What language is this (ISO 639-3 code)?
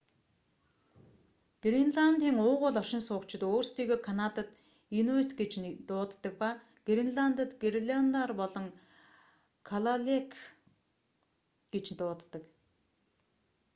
mon